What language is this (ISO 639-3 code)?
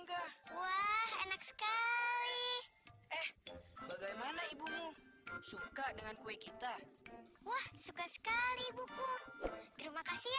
ind